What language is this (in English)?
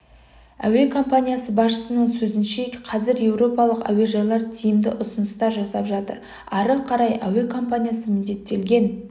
Kazakh